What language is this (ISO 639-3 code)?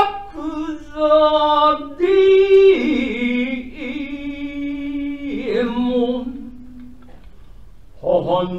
jpn